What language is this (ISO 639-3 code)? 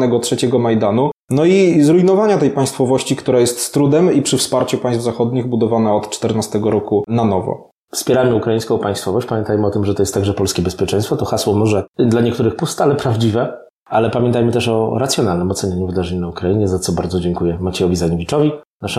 pol